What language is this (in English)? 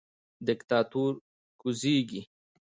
Pashto